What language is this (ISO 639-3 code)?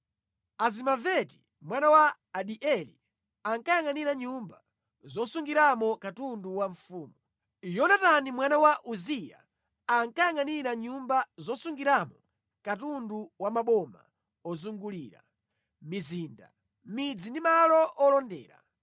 nya